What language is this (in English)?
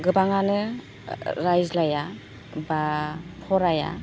Bodo